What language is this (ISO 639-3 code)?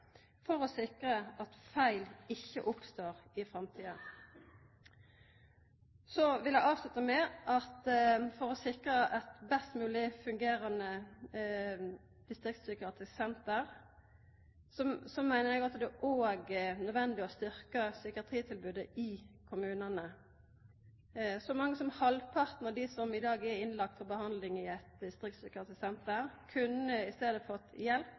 nno